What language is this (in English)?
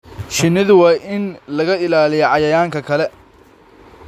Somali